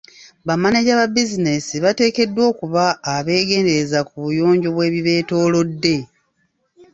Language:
Ganda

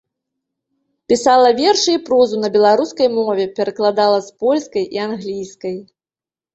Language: Belarusian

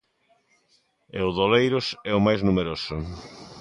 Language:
Galician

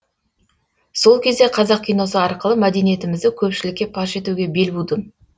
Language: Kazakh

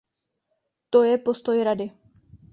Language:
Czech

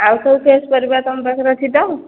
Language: Odia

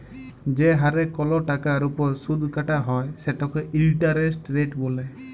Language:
Bangla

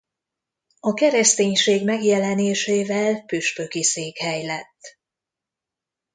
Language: Hungarian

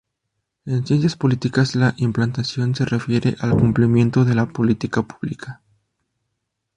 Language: Spanish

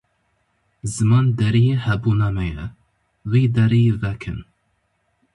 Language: Kurdish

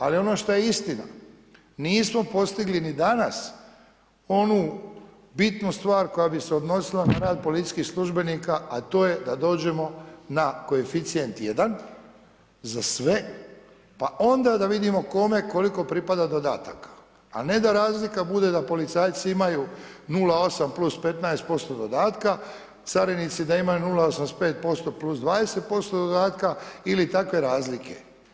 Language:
Croatian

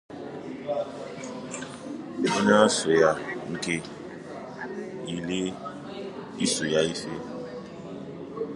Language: Igbo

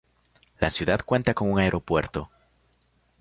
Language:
Spanish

